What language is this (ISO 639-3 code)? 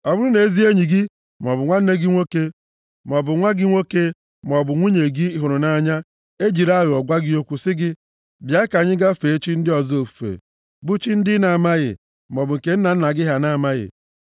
ibo